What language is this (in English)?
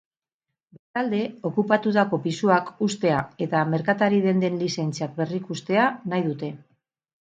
Basque